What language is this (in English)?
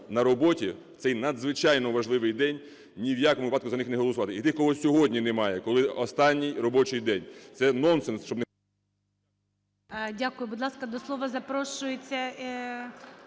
Ukrainian